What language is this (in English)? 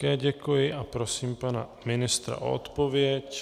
Czech